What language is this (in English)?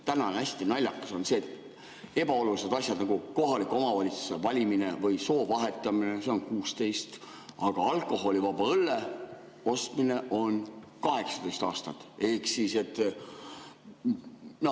Estonian